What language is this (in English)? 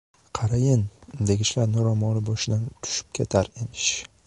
Uzbek